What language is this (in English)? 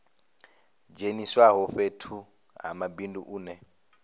Venda